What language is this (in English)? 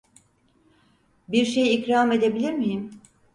Turkish